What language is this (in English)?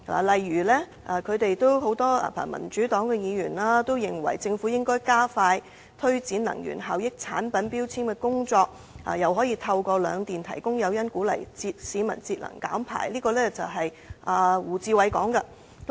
Cantonese